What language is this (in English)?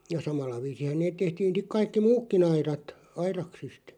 Finnish